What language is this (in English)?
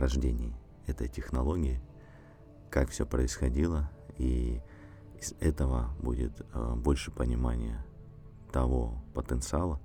Russian